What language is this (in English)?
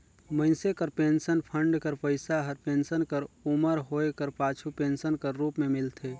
Chhattisgarhi